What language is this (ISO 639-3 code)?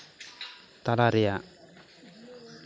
sat